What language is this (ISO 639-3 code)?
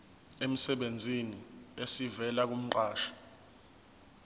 zul